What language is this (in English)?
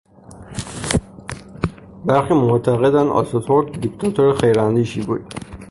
Persian